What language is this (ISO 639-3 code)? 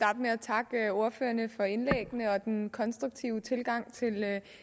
dan